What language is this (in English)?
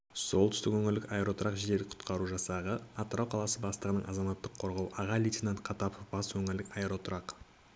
Kazakh